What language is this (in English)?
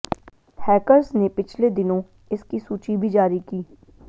Hindi